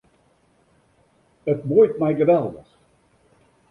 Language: Western Frisian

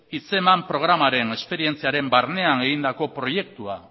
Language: Basque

